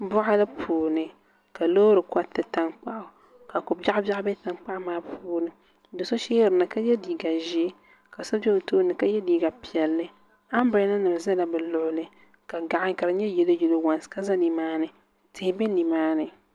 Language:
Dagbani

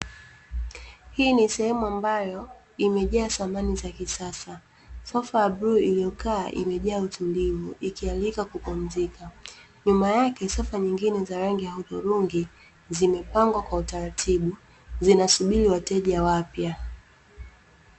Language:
Swahili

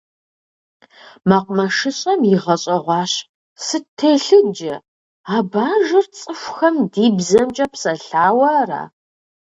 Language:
Kabardian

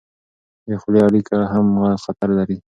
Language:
Pashto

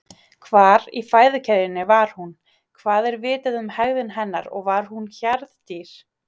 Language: Icelandic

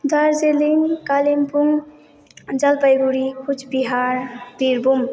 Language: Nepali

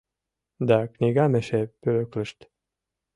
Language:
Mari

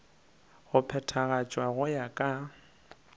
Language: Northern Sotho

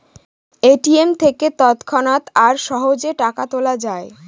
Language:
Bangla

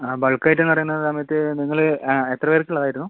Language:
Malayalam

